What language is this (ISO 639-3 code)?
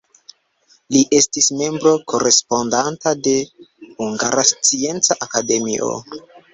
epo